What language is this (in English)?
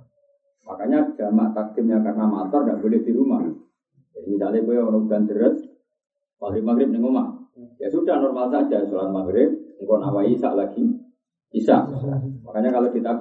Indonesian